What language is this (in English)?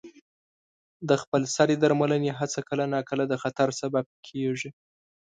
Pashto